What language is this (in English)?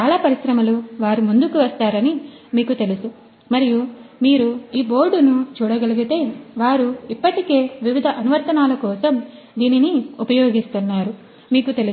Telugu